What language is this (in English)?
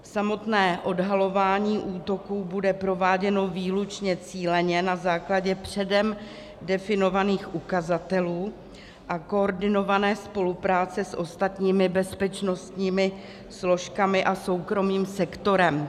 Czech